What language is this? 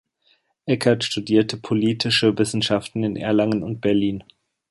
German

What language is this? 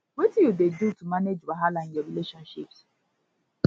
Nigerian Pidgin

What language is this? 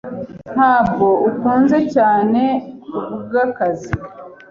Kinyarwanda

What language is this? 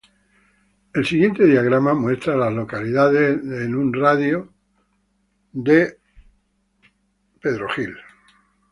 Spanish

